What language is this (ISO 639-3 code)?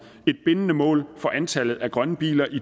dan